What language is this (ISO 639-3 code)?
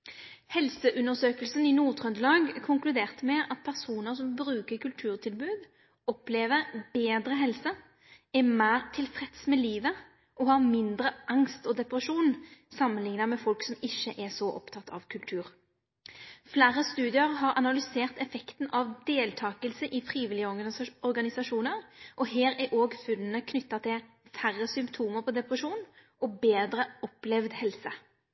nno